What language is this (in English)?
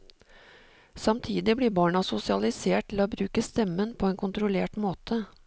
Norwegian